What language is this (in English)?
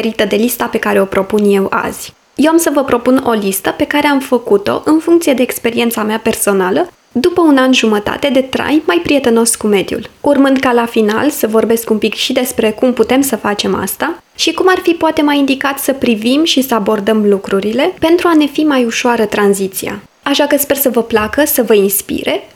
Romanian